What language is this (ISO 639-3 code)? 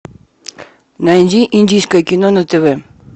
rus